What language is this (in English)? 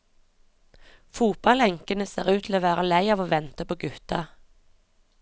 Norwegian